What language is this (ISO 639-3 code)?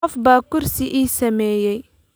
som